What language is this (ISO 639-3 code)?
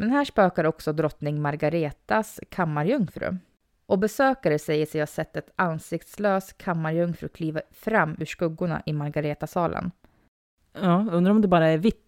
swe